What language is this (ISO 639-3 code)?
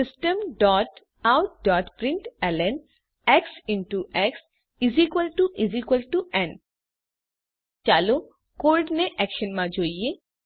guj